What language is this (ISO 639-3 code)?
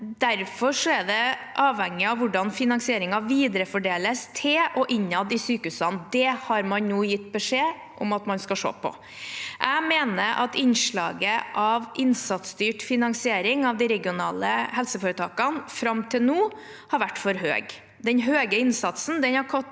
nor